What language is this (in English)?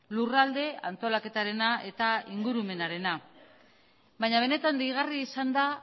Basque